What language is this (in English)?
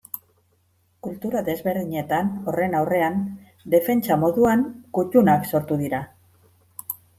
Basque